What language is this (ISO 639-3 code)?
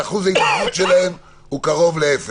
heb